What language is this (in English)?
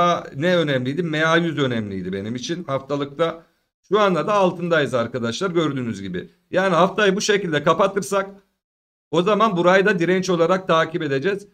Turkish